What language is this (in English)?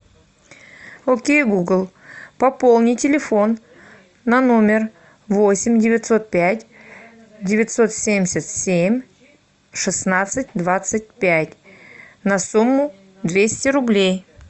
Russian